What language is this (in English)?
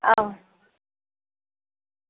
Dogri